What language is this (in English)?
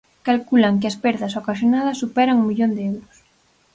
Galician